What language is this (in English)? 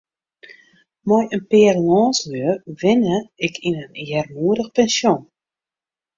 Western Frisian